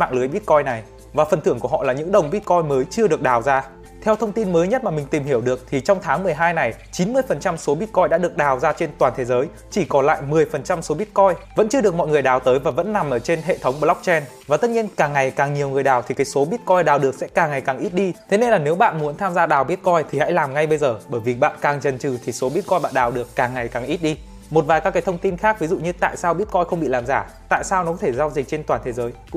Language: Vietnamese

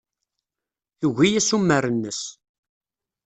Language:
Kabyle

